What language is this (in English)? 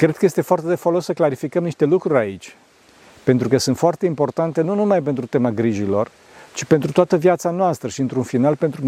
Romanian